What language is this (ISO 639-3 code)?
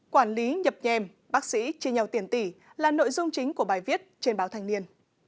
vie